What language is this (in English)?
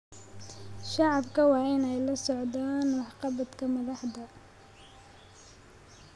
Somali